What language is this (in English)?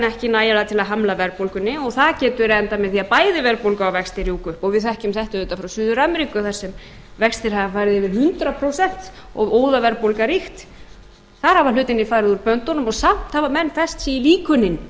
Icelandic